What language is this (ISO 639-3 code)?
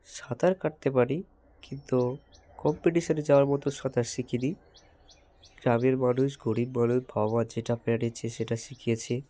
ben